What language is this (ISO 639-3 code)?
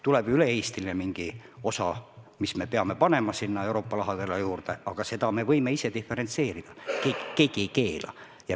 est